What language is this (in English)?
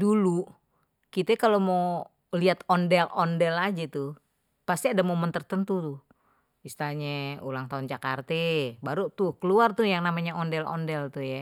Betawi